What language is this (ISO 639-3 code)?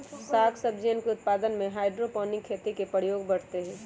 mag